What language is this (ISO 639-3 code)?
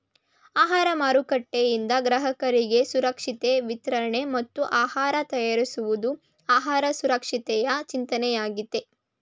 kan